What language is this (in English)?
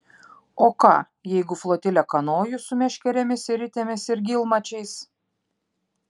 Lithuanian